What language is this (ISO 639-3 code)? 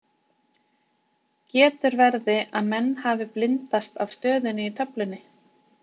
isl